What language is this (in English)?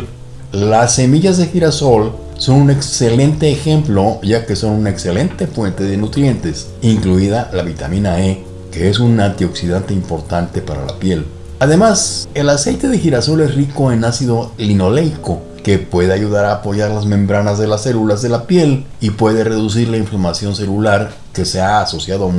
Spanish